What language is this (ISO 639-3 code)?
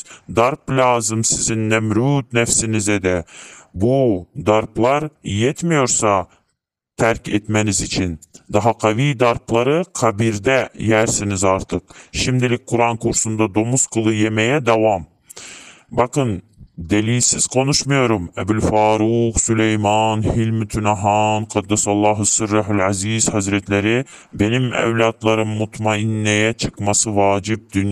tur